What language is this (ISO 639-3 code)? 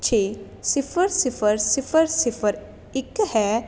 pan